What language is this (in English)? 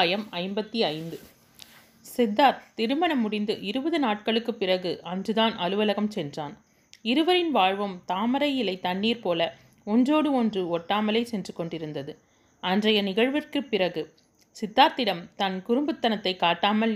Tamil